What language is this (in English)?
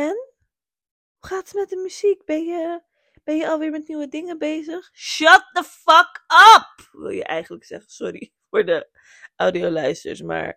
Dutch